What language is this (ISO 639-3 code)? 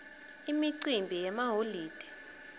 ssw